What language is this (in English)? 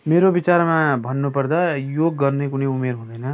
Nepali